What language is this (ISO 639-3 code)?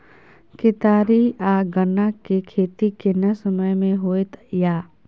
mai